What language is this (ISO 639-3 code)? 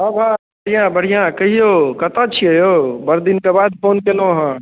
mai